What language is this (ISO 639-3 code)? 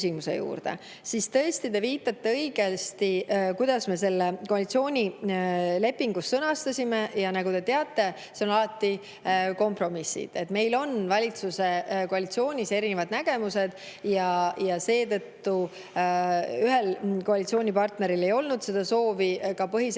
est